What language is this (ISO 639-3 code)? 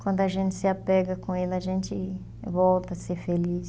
por